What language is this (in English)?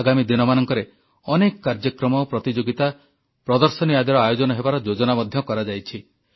Odia